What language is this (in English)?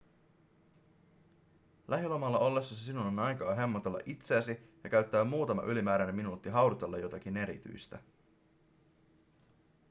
Finnish